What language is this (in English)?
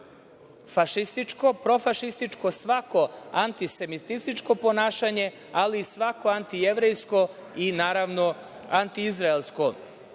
Serbian